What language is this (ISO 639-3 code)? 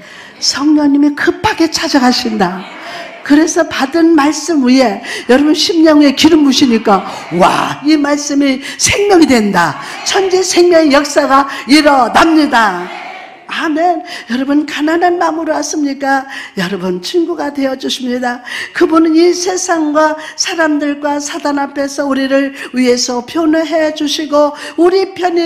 kor